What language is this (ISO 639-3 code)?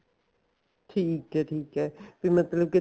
pan